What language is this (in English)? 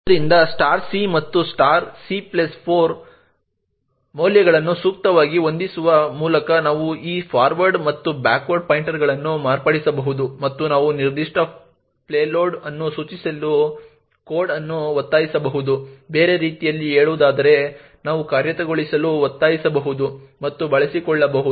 Kannada